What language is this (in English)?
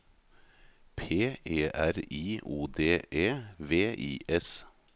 Norwegian